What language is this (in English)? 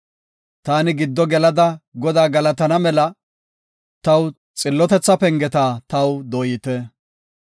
Gofa